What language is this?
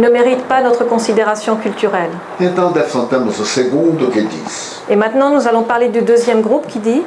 French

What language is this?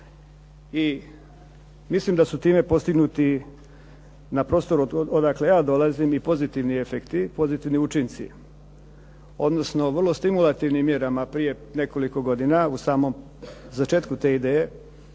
Croatian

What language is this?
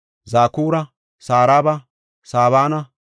Gofa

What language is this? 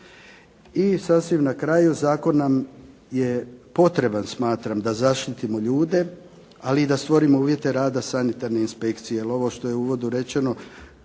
Croatian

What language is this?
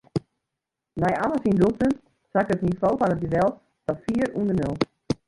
Western Frisian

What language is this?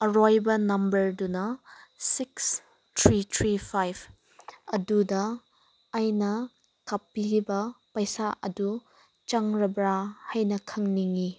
Manipuri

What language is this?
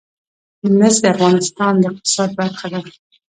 Pashto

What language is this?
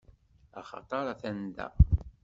Kabyle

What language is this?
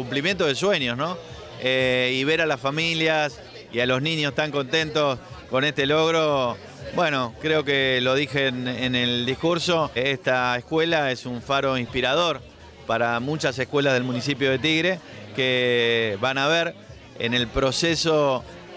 Spanish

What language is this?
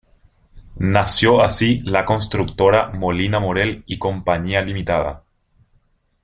Spanish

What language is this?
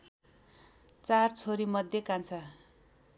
Nepali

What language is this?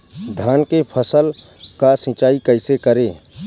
Bhojpuri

